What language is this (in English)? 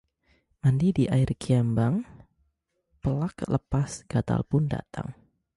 Indonesian